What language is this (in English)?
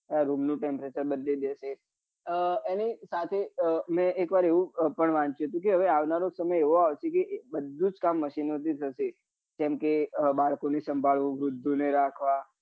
Gujarati